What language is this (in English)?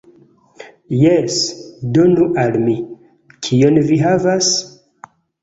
Esperanto